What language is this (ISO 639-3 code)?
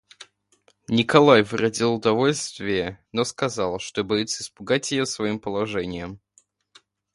rus